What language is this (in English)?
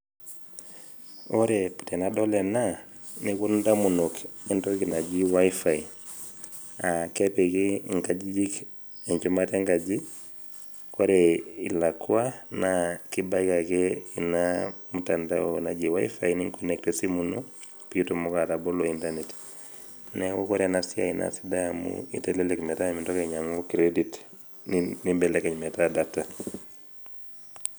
Masai